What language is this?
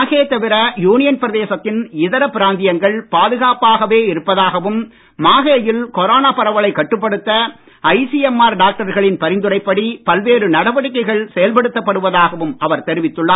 Tamil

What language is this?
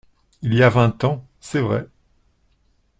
French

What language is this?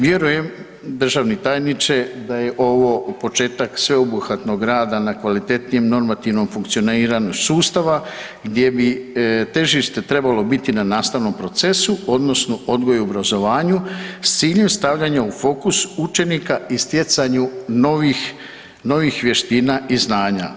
Croatian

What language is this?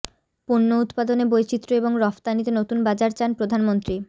Bangla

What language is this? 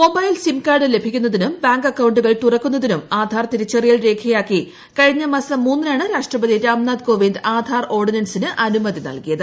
Malayalam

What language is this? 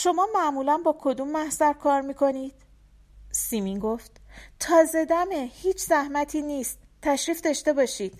Persian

